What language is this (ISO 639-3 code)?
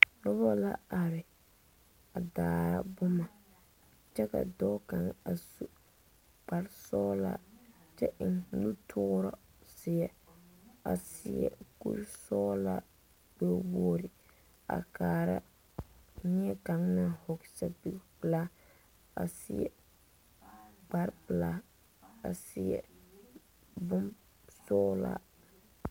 dga